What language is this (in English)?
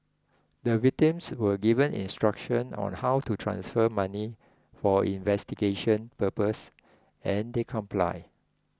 English